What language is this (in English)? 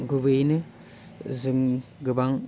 Bodo